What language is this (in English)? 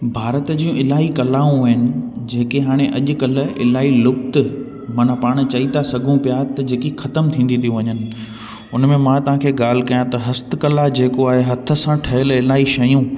Sindhi